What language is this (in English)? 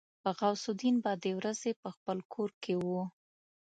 Pashto